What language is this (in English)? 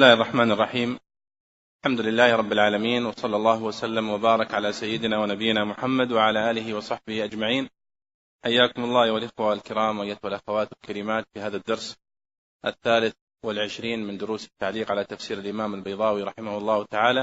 Arabic